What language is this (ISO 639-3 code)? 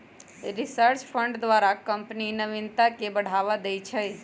mag